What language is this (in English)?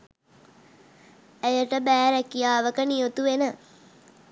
Sinhala